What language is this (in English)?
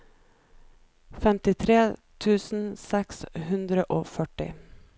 Norwegian